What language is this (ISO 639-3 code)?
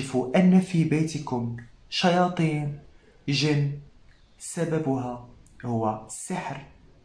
ara